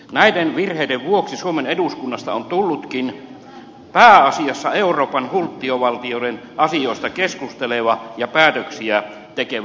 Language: Finnish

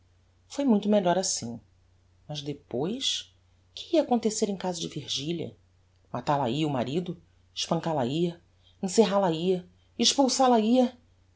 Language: Portuguese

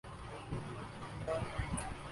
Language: Urdu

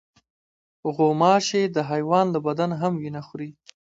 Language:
Pashto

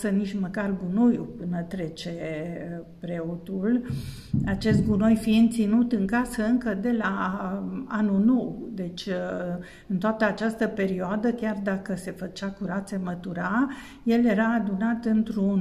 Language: Romanian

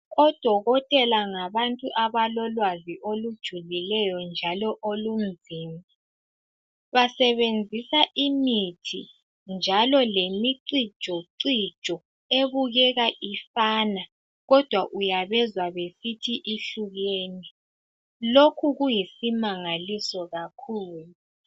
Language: North Ndebele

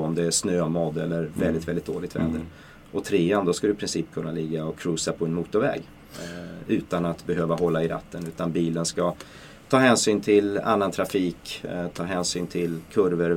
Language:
Swedish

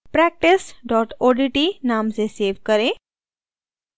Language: Hindi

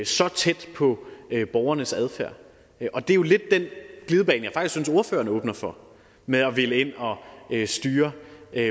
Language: Danish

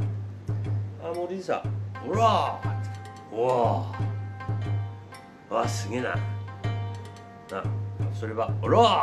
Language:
Japanese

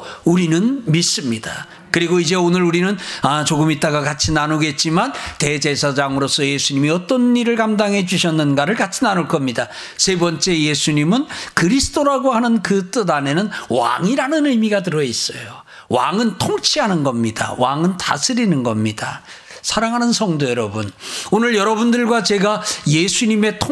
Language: Korean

